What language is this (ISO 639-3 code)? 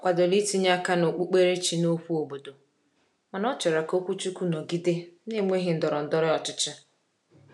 ibo